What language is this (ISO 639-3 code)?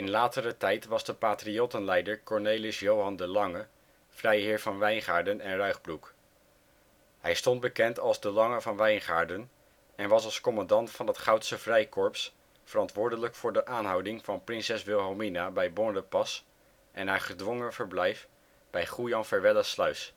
nld